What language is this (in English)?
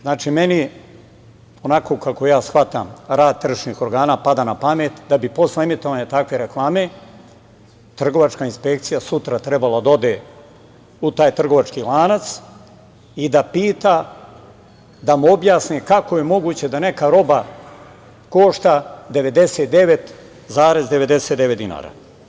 Serbian